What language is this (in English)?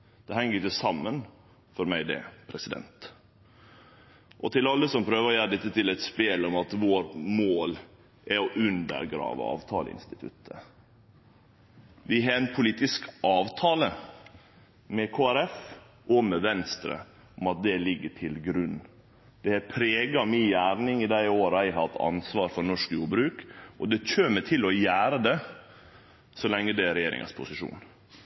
Norwegian Nynorsk